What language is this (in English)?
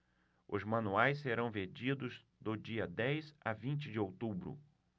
Portuguese